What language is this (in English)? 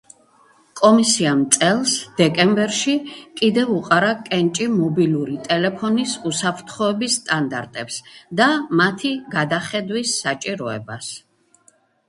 Georgian